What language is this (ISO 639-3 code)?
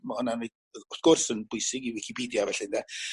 cym